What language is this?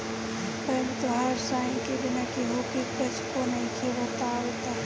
Bhojpuri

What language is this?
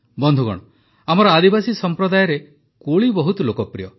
Odia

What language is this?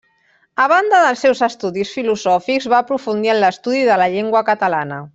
Catalan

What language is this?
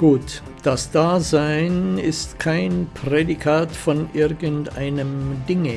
German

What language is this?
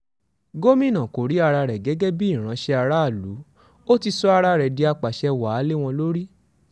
Yoruba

